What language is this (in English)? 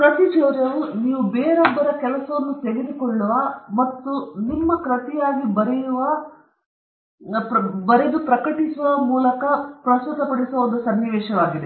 Kannada